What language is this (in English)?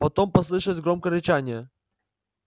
Russian